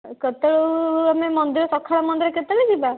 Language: Odia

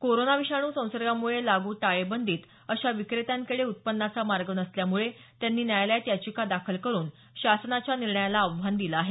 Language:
Marathi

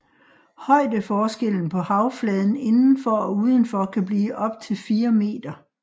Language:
Danish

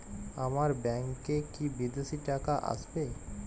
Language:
Bangla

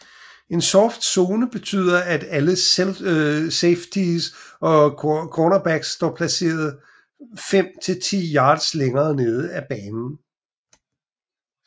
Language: Danish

